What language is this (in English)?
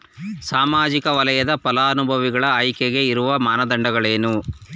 Kannada